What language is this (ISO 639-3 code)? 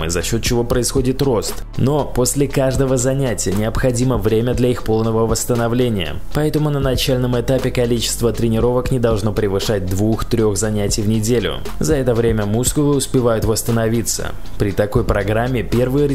rus